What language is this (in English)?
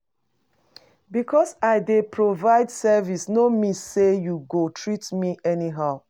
Nigerian Pidgin